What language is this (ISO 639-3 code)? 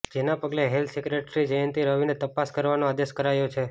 guj